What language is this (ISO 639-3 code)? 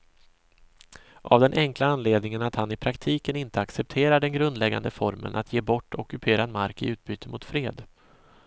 swe